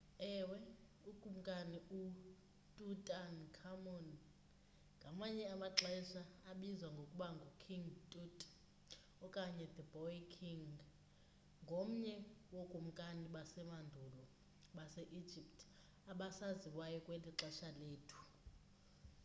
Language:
Xhosa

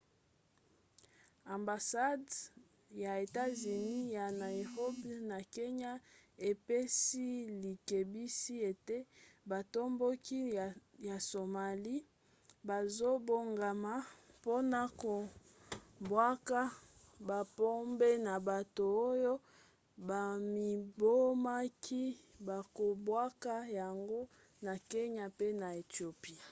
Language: Lingala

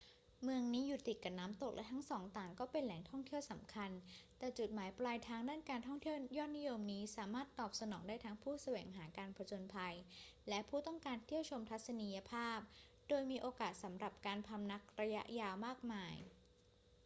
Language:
Thai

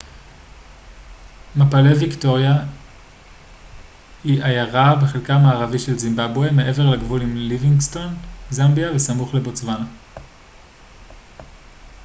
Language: Hebrew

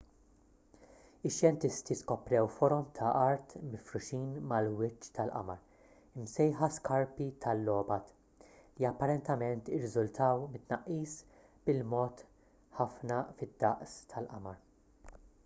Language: Maltese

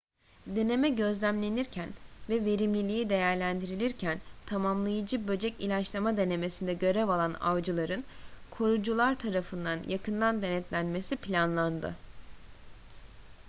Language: Turkish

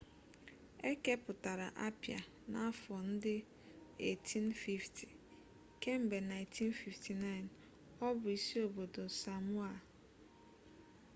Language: Igbo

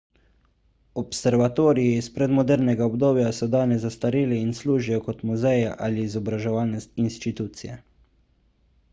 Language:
Slovenian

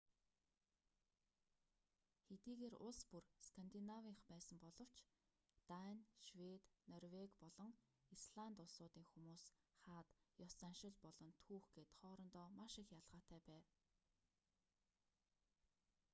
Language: Mongolian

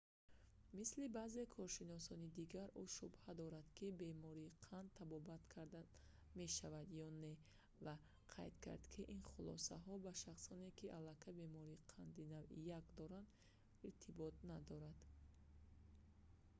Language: Tajik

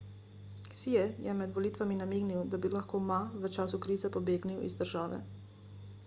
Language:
Slovenian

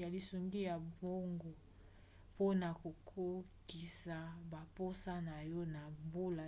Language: Lingala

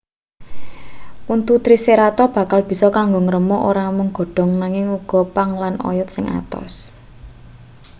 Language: Javanese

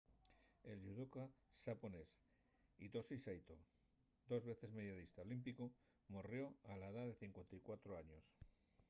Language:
Asturian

